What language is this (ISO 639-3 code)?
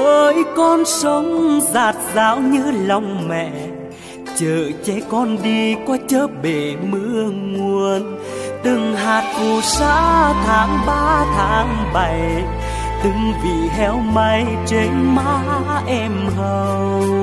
vie